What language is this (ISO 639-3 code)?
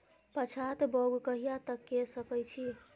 mai